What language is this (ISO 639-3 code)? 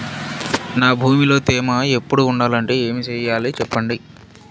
tel